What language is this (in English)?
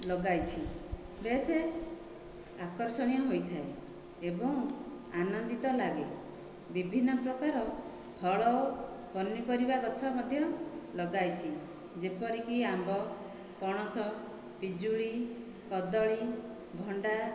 Odia